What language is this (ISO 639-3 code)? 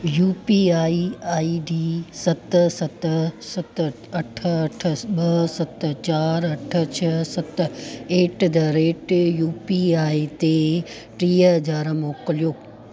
snd